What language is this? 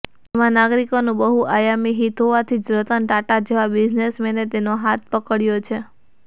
Gujarati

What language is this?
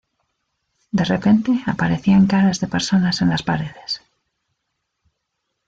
Spanish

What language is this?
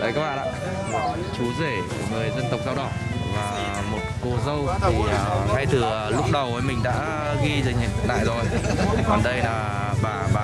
Vietnamese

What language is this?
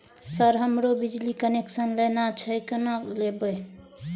Maithili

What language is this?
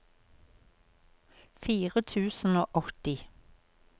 Norwegian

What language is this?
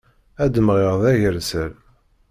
Kabyle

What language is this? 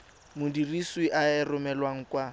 Tswana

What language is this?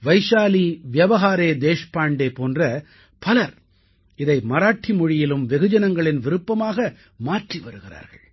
Tamil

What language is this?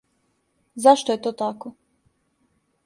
Serbian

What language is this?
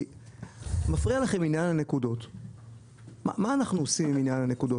Hebrew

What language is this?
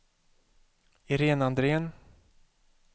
Swedish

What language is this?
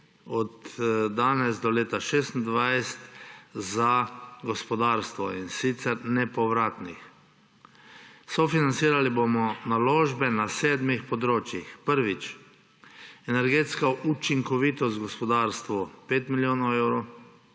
Slovenian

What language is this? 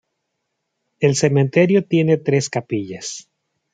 Spanish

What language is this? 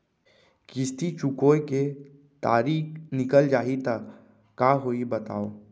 Chhattisgarhi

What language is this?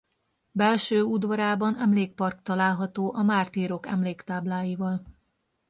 Hungarian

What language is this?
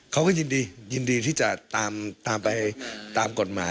Thai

